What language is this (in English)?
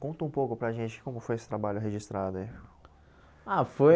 Portuguese